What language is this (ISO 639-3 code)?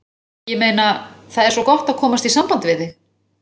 isl